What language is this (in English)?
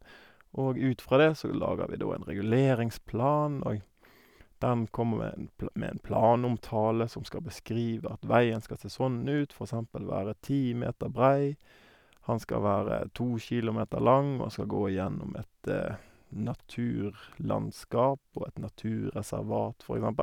Norwegian